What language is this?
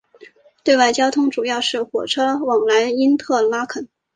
Chinese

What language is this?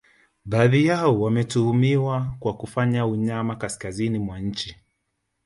Swahili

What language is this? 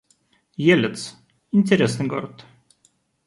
Russian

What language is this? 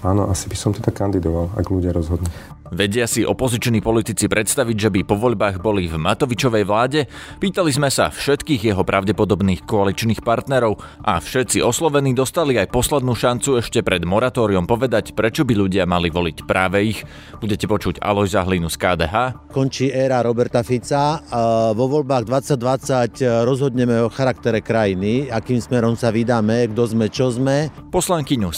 Slovak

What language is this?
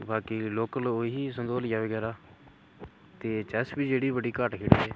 Dogri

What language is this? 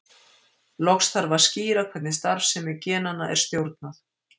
Icelandic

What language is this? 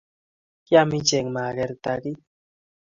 Kalenjin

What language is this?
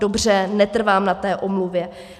Czech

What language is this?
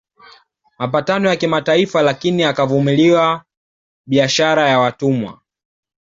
Swahili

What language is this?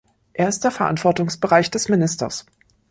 German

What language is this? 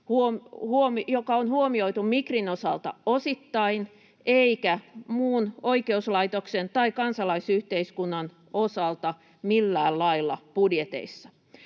Finnish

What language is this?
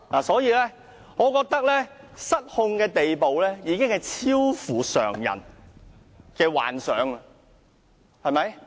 Cantonese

